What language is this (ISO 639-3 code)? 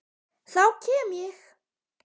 isl